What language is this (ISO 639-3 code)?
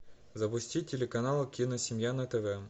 rus